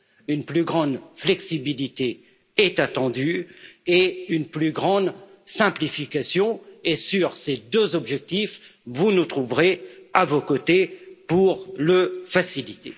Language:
French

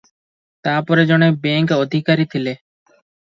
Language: Odia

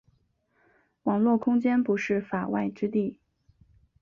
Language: Chinese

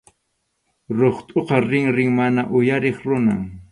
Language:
Arequipa-La Unión Quechua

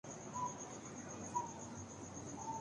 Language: Urdu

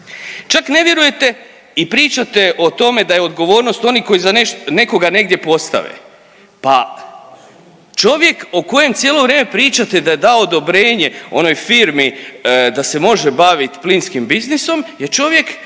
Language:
Croatian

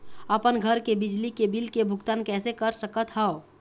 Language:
Chhattisgarhi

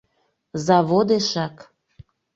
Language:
Mari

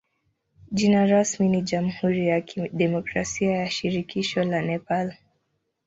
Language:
Swahili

